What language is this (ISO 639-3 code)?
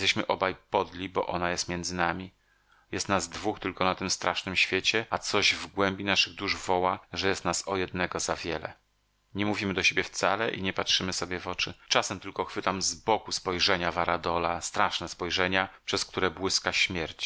pol